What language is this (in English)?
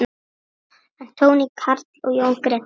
Icelandic